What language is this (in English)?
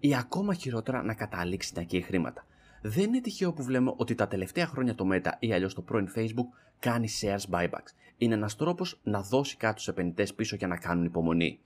Greek